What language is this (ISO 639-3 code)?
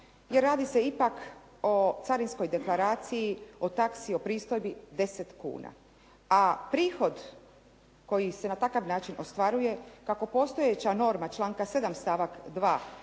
hrv